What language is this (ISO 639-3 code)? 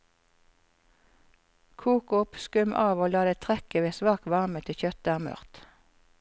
nor